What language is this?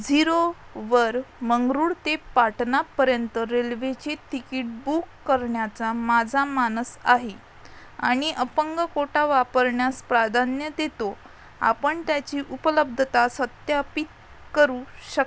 Marathi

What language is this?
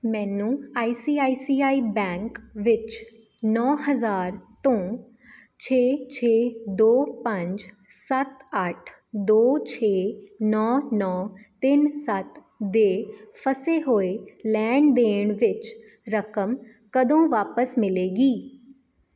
Punjabi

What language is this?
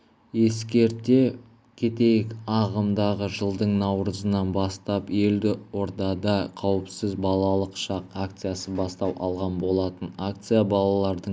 Kazakh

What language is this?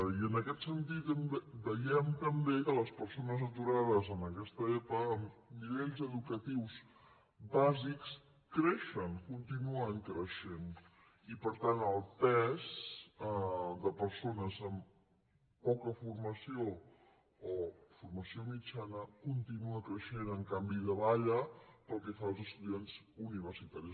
Catalan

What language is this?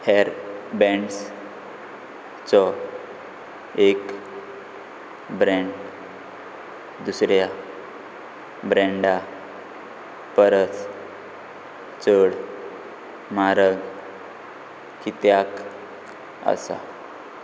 Konkani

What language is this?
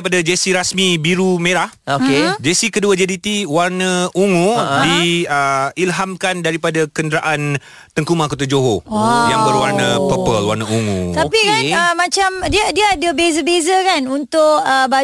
Malay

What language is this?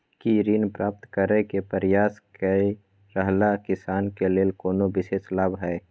Maithili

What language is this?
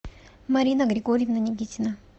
Russian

